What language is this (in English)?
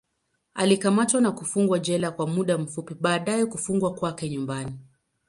Swahili